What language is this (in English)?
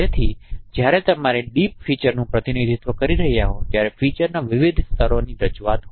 Gujarati